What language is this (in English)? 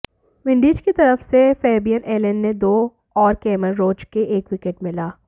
Hindi